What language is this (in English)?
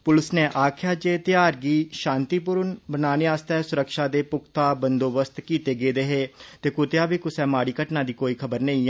Dogri